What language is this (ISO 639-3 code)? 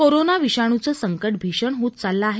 mar